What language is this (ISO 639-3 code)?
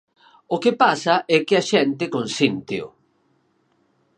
glg